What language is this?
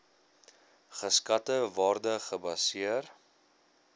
Afrikaans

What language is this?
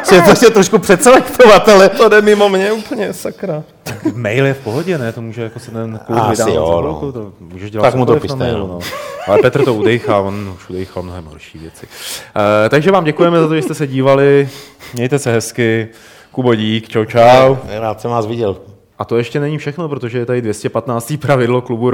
Czech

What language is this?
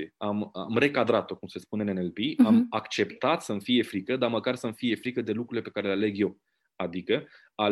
Romanian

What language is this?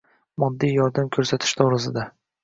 Uzbek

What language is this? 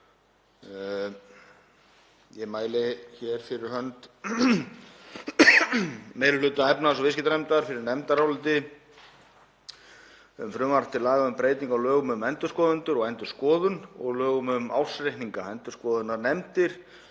Icelandic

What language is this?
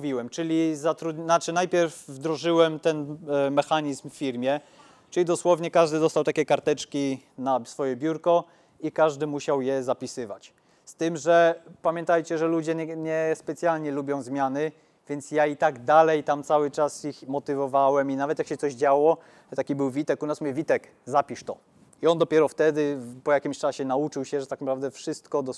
Polish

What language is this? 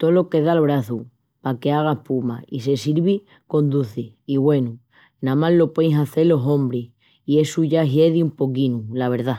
Extremaduran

